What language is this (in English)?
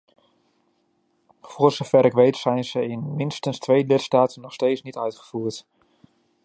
Dutch